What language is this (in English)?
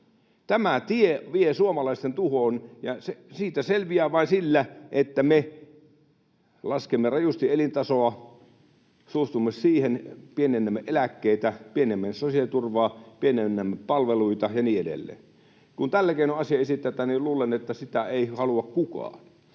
Finnish